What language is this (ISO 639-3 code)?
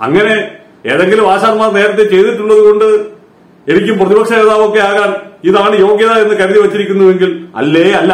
kor